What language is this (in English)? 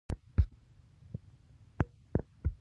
Pashto